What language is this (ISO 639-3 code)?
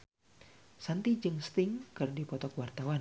sun